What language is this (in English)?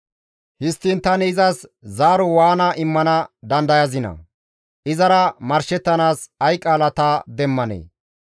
Gamo